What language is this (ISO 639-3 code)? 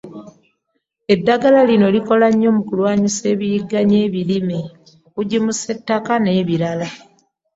lug